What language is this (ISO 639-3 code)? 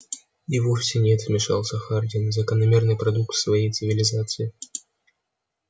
rus